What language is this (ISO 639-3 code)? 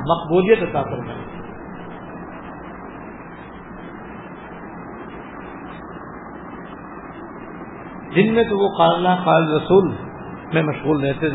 urd